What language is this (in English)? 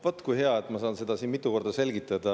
Estonian